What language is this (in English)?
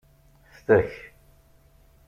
Kabyle